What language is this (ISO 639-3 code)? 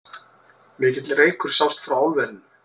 isl